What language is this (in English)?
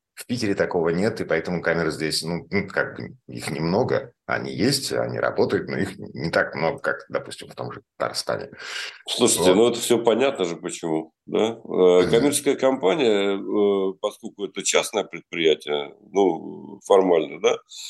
Russian